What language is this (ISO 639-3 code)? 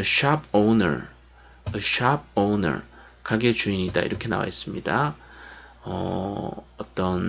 kor